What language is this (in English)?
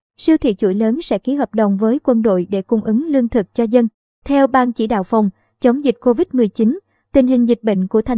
Vietnamese